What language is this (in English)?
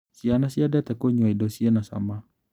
Kikuyu